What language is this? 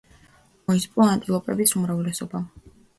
Georgian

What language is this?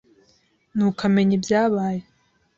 Kinyarwanda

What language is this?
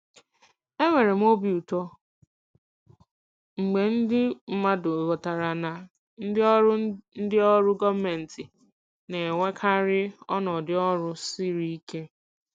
Igbo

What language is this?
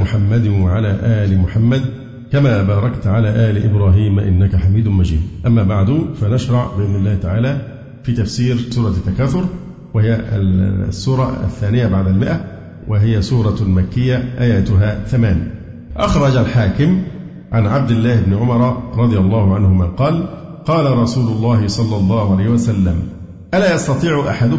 Arabic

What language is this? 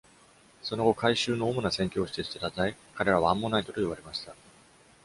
Japanese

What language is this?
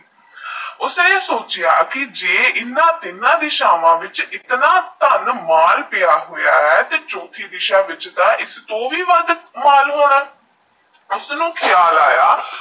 Punjabi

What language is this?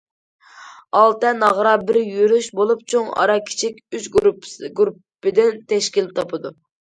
Uyghur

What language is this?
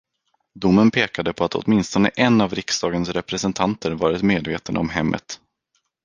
Swedish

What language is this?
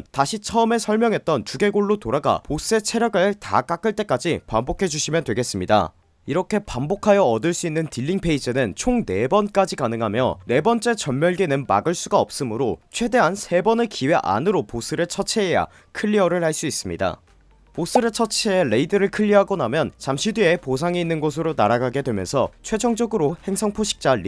Korean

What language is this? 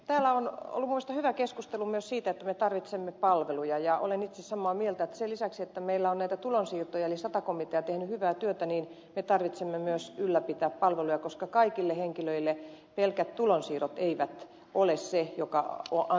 Finnish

